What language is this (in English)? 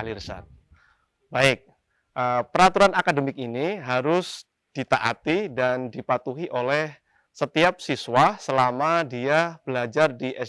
Indonesian